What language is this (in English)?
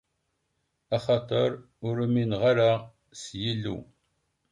Kabyle